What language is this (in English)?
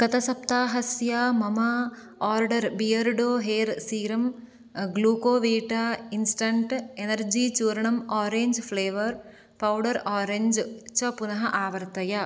Sanskrit